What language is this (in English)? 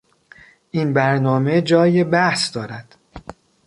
Persian